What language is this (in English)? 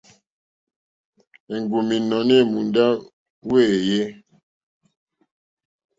Mokpwe